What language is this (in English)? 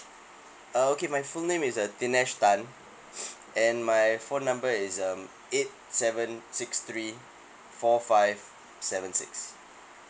English